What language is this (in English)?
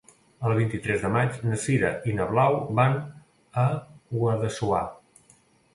Catalan